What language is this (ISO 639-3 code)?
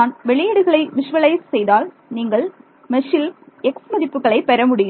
tam